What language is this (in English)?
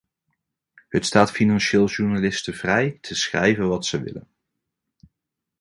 Dutch